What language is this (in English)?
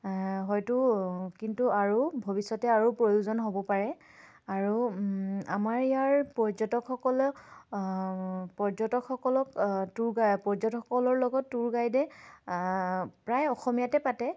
Assamese